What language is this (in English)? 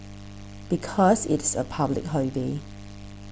English